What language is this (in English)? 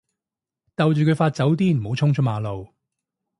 Cantonese